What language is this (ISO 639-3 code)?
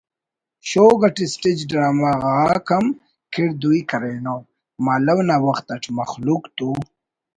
brh